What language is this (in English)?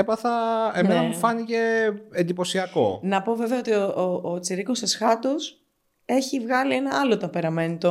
Greek